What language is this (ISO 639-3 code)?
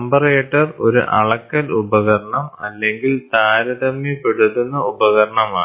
mal